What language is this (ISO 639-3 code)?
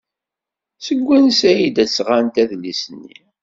kab